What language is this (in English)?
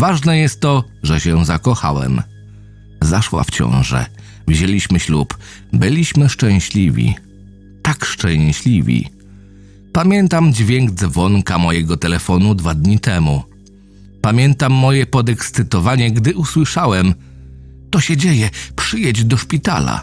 Polish